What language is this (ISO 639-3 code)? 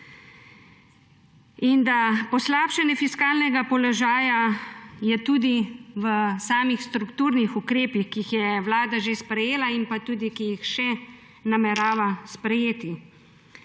slv